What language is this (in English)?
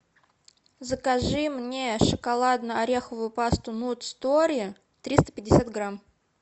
Russian